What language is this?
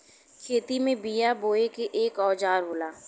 Bhojpuri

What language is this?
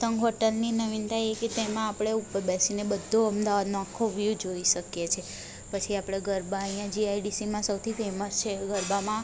Gujarati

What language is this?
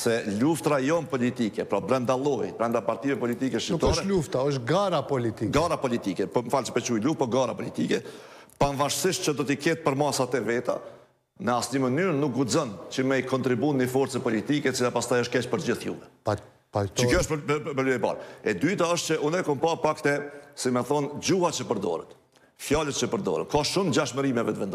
Romanian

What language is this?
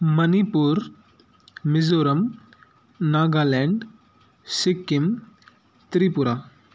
Sindhi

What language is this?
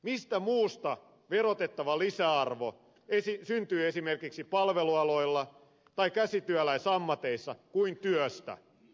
Finnish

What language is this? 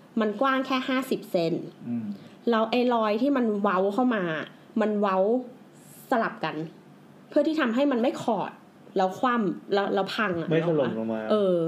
Thai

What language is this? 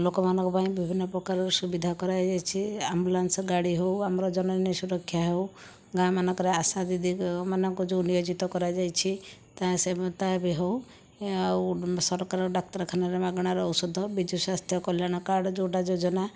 Odia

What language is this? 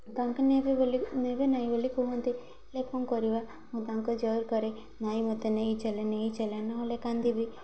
Odia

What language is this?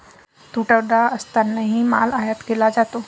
Marathi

